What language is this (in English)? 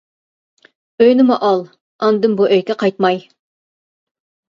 Uyghur